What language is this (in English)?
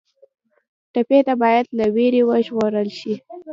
Pashto